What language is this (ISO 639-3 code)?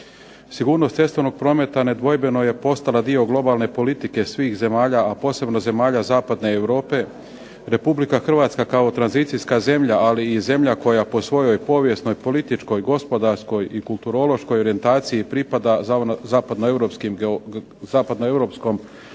hrv